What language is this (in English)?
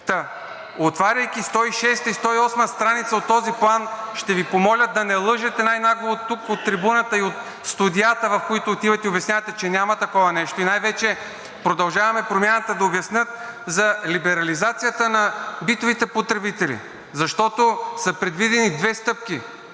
Bulgarian